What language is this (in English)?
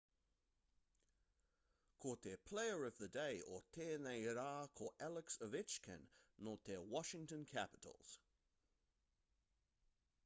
Māori